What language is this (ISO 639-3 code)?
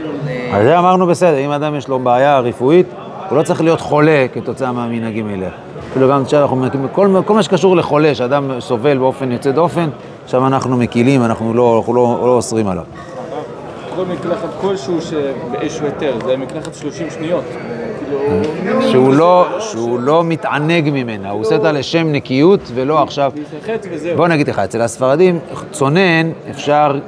heb